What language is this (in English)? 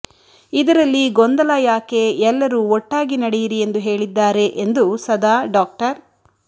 Kannada